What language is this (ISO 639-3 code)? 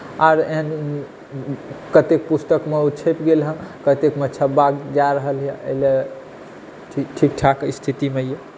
mai